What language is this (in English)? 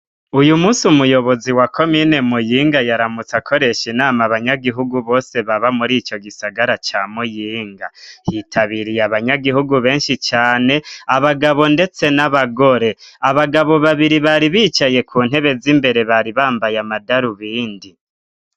Rundi